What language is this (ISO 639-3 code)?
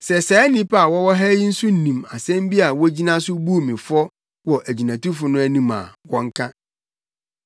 aka